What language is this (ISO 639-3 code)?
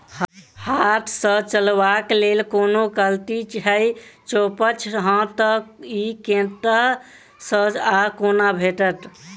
mai